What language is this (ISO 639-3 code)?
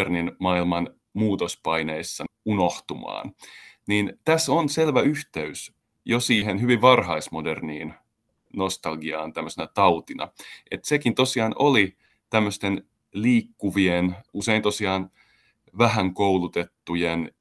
fin